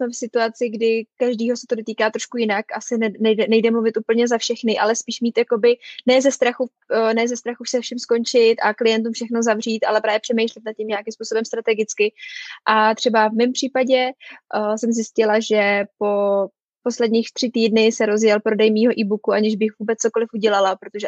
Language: Czech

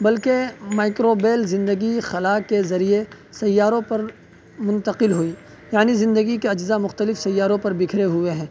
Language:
Urdu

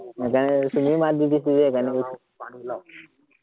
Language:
Assamese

